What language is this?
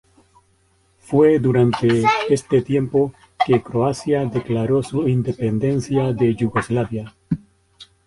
Spanish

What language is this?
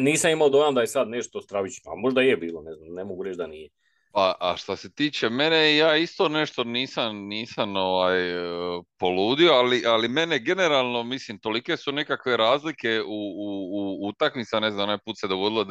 Croatian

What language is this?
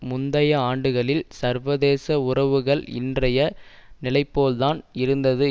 Tamil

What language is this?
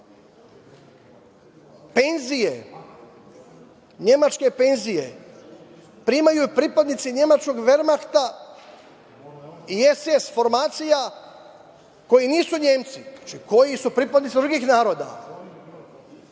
Serbian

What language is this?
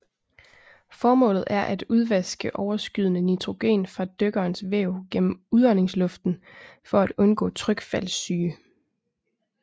Danish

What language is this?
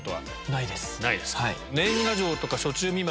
Japanese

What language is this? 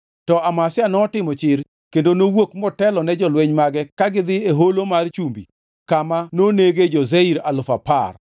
Luo (Kenya and Tanzania)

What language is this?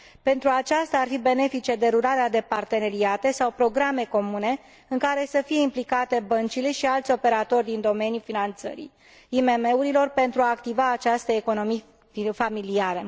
Romanian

